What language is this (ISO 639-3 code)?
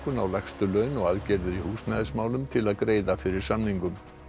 isl